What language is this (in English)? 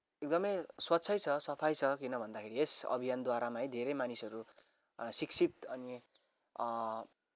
Nepali